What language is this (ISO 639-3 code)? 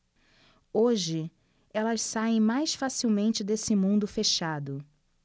por